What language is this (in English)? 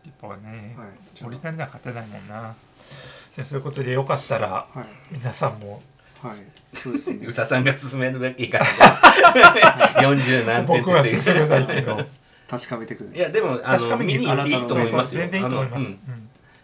Japanese